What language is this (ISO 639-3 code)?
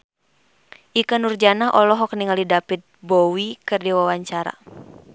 sun